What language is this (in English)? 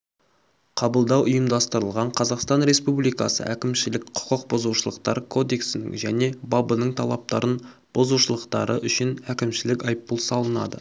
Kazakh